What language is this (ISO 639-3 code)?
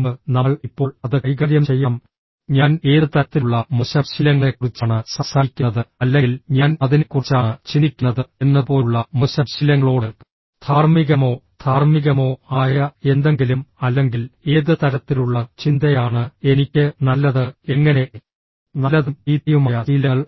mal